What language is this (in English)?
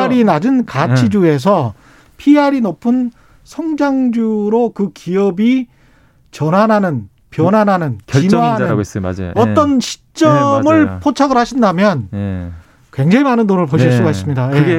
Korean